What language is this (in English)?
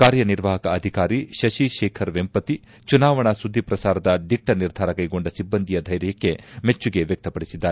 Kannada